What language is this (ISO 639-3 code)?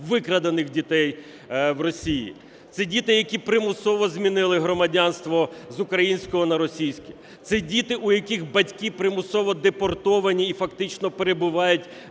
ukr